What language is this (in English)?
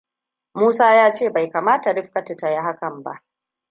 Hausa